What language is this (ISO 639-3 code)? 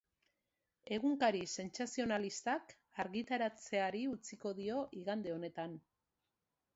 eus